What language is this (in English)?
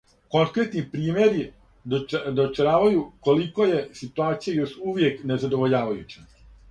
Serbian